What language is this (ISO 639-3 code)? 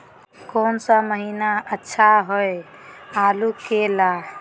mag